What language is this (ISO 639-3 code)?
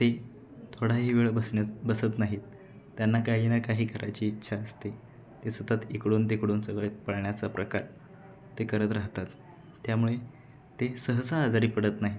mar